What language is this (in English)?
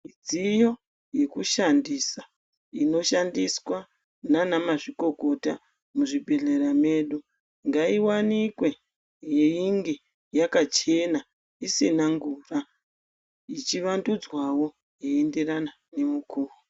Ndau